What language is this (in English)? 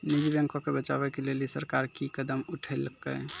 Maithili